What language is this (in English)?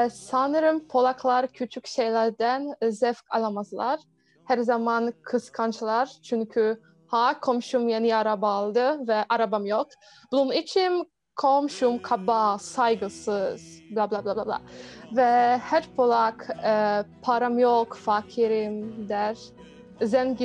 Turkish